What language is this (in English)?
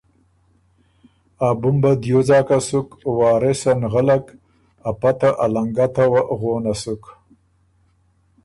Ormuri